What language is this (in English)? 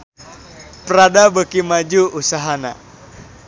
Sundanese